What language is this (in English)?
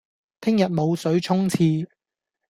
Cantonese